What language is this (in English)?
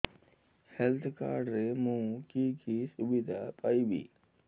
Odia